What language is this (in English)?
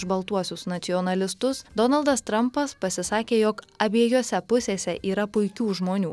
Lithuanian